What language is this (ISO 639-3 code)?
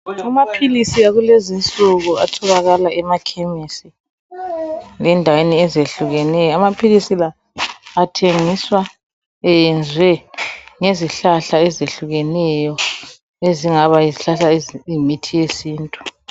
nde